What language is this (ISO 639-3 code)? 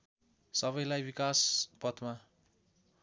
nep